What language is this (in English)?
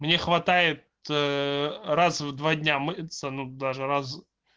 Russian